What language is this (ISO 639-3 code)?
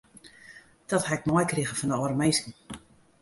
fry